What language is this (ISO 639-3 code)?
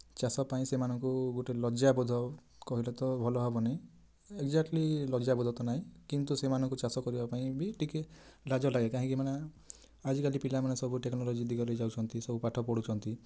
ori